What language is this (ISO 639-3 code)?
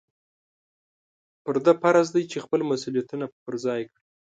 pus